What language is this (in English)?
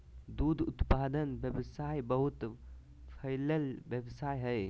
Magahi